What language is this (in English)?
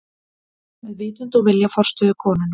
Icelandic